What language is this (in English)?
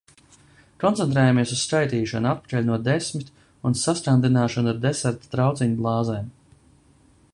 Latvian